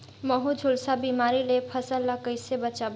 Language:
Chhattisgarhi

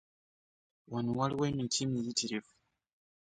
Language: Ganda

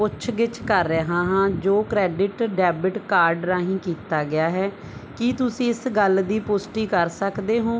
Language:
Punjabi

